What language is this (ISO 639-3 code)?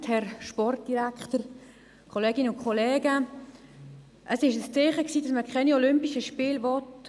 gsw